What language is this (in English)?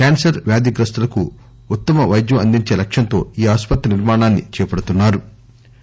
Telugu